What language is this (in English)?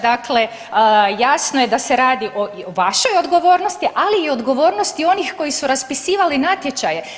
Croatian